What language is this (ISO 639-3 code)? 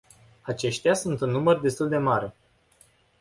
ron